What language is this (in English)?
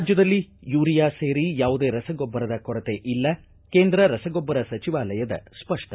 Kannada